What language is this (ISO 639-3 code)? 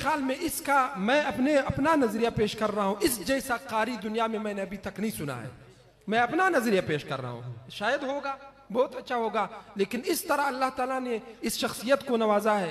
ara